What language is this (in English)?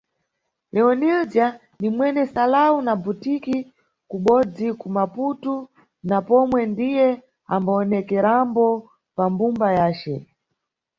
Nyungwe